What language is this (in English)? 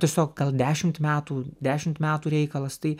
Lithuanian